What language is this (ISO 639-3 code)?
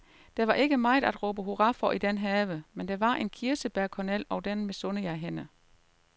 dan